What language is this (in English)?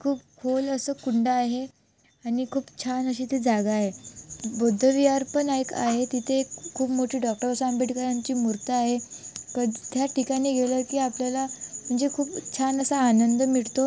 Marathi